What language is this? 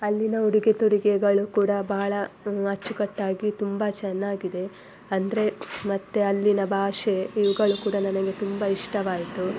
Kannada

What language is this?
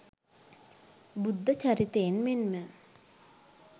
Sinhala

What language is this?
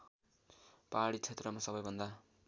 Nepali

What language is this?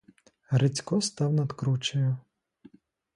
Ukrainian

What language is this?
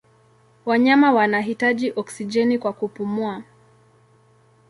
Swahili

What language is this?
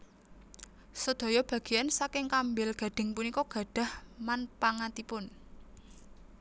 Javanese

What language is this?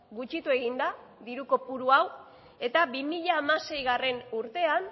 Basque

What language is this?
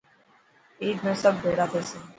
Dhatki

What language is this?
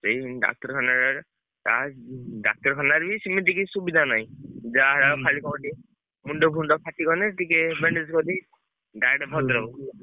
Odia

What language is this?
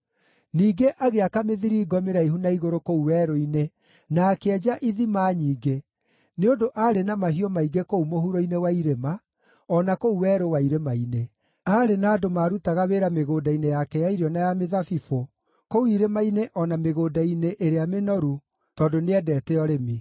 Kikuyu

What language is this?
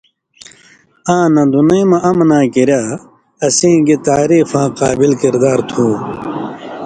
Indus Kohistani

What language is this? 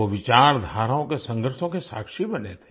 Hindi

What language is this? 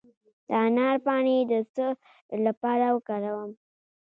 Pashto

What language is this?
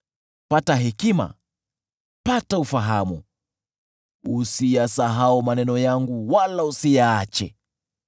Swahili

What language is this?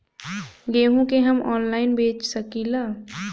Bhojpuri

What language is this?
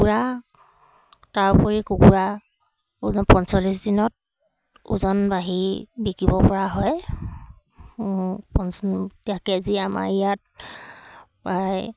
Assamese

